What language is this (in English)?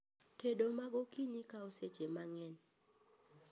Luo (Kenya and Tanzania)